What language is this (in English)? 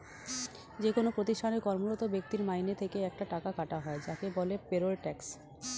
Bangla